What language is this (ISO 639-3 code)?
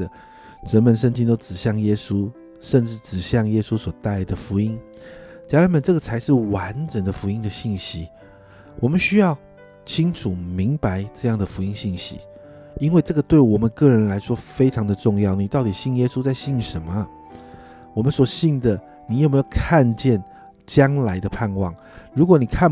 zho